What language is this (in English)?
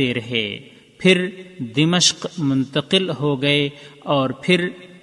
Urdu